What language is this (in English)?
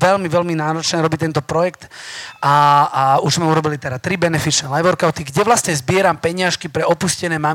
Slovak